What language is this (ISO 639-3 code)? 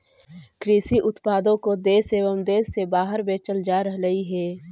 mag